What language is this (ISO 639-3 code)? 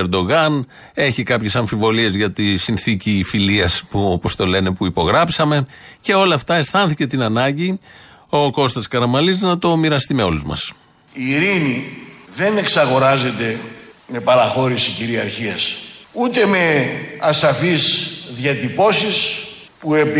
ell